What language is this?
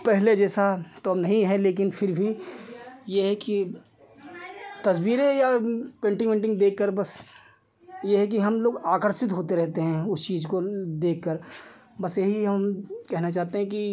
Hindi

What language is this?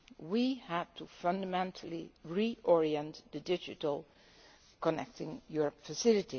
English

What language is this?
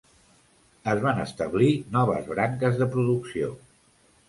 Catalan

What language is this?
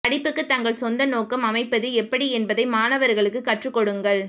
Tamil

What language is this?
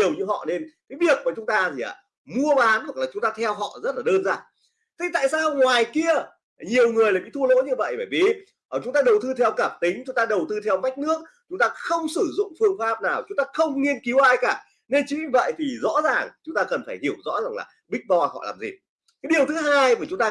Vietnamese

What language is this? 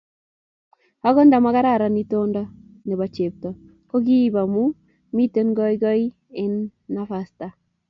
Kalenjin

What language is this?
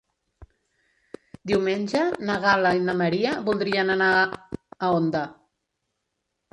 Catalan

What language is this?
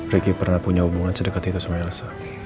Indonesian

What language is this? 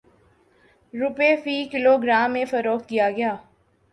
Urdu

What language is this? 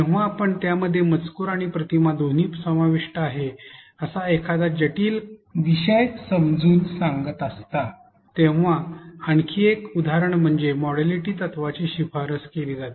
Marathi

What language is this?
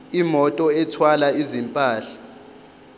Zulu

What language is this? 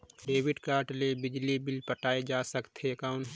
Chhattisgarhi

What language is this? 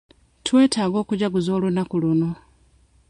Ganda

